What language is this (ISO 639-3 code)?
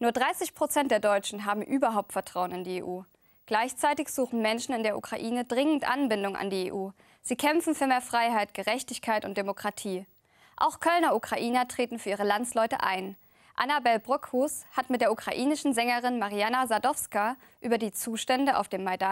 deu